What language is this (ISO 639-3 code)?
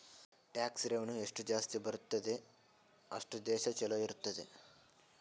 kan